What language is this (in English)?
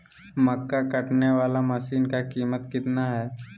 Magahi